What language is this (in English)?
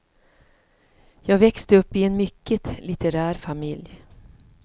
Swedish